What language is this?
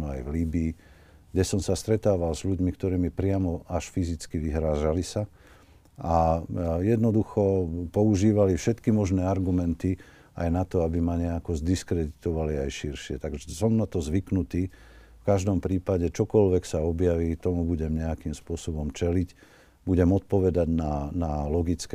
Slovak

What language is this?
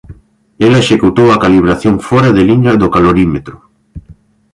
Galician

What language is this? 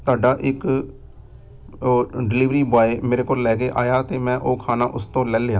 Punjabi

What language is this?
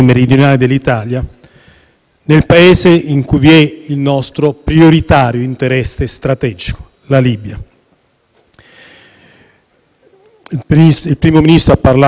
Italian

